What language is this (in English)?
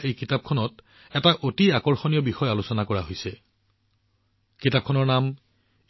Assamese